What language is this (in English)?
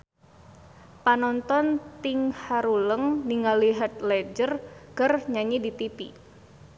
Sundanese